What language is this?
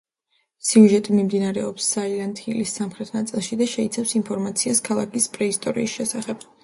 Georgian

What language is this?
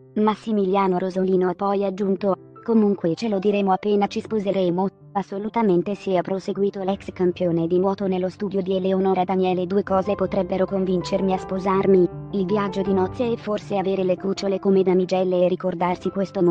Italian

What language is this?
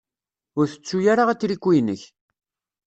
Kabyle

